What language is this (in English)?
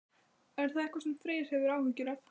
Icelandic